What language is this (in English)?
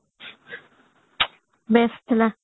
Odia